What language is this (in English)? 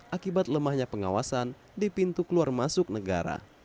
Indonesian